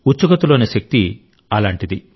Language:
Telugu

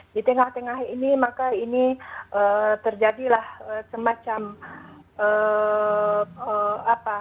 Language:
Indonesian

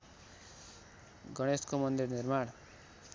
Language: Nepali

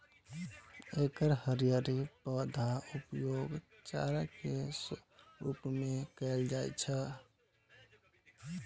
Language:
Maithili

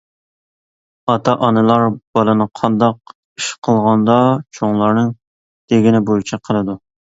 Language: Uyghur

